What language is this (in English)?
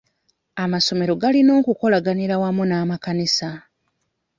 Ganda